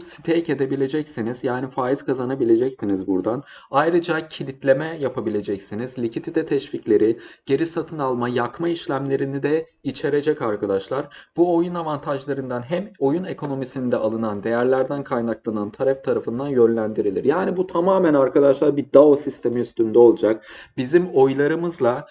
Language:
Turkish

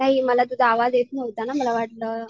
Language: Marathi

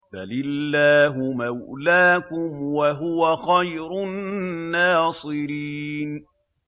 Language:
Arabic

